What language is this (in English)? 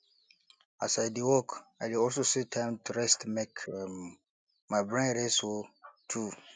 Nigerian Pidgin